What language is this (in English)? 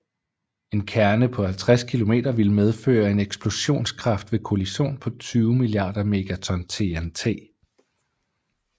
Danish